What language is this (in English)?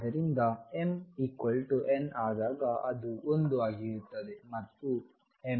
Kannada